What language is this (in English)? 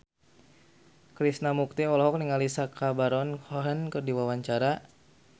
Sundanese